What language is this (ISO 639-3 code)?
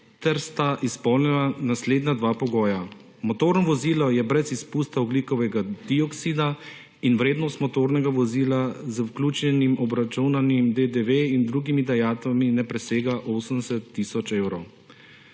slv